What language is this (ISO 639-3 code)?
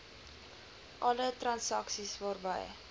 afr